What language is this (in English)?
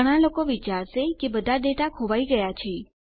Gujarati